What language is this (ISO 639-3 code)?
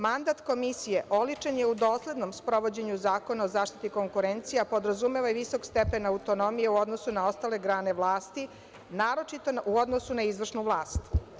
srp